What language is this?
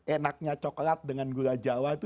Indonesian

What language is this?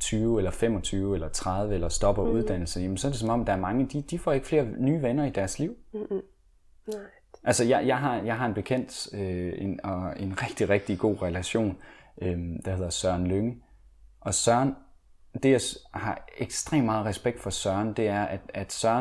Danish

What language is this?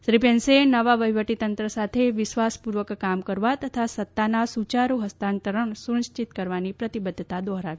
Gujarati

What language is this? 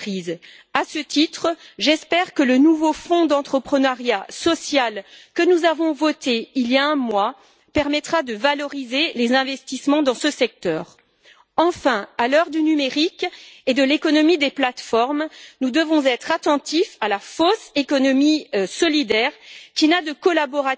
French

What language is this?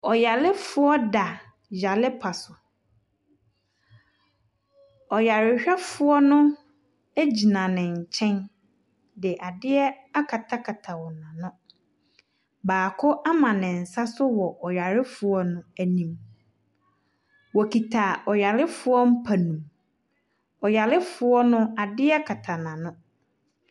Akan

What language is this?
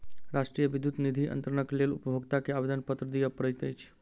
Maithili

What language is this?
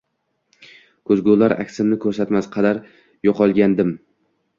Uzbek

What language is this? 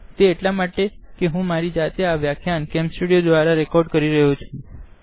Gujarati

